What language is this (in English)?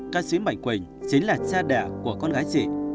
Vietnamese